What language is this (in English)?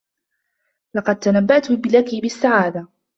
Arabic